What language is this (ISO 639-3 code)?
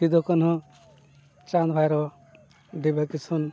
sat